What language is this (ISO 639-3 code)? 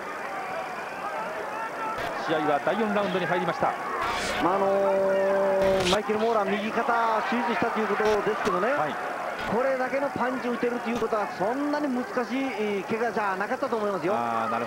jpn